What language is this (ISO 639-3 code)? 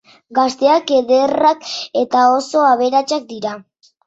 eus